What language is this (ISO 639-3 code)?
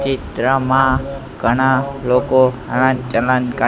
guj